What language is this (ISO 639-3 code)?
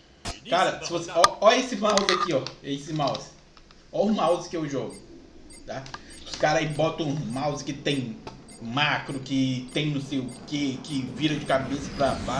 por